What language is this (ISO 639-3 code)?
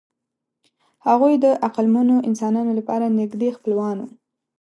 pus